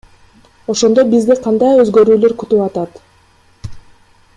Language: Kyrgyz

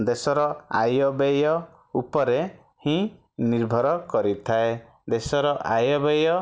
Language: Odia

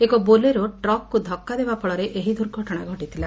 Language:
Odia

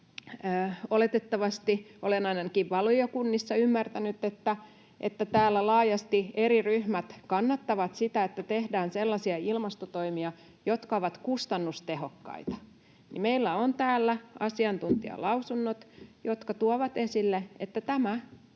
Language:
Finnish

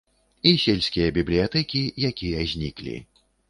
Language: Belarusian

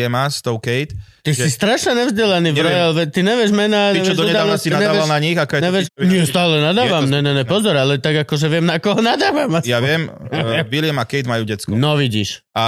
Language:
Slovak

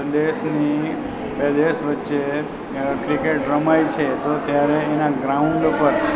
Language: Gujarati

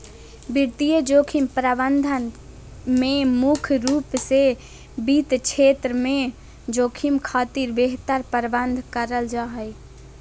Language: Magahi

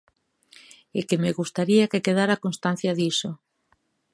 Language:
Galician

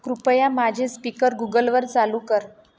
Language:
Marathi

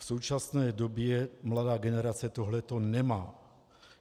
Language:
Czech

